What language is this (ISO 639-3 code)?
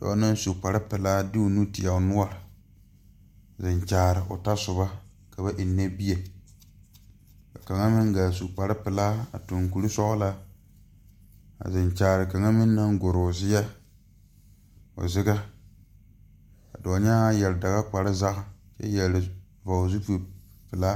dga